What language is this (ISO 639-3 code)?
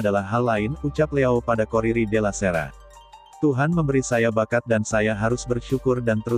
ind